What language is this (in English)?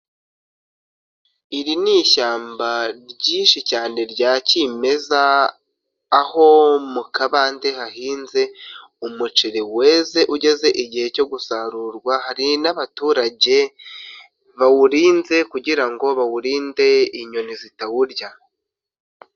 Kinyarwanda